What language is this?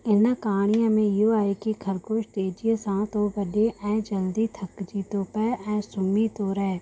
Sindhi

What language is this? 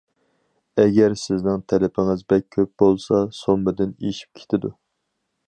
Uyghur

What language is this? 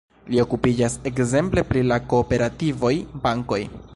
Esperanto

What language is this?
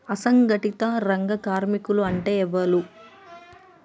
Telugu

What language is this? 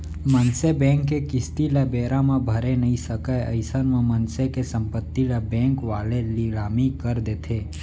Chhattisgarhi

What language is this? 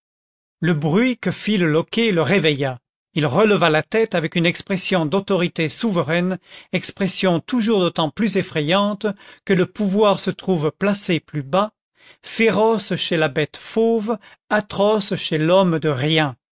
French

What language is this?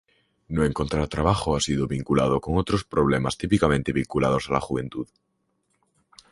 Spanish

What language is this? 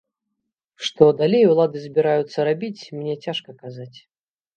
Belarusian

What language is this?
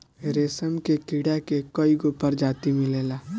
Bhojpuri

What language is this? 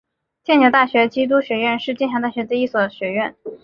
Chinese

